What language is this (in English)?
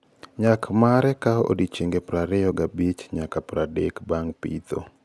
Luo (Kenya and Tanzania)